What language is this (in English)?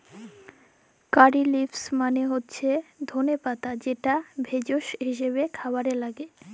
Bangla